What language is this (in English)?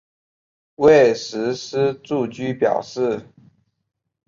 Chinese